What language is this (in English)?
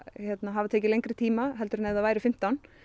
Icelandic